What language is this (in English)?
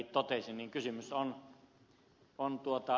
Finnish